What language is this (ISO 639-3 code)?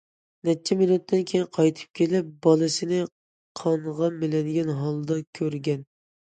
uig